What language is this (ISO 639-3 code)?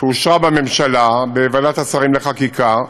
heb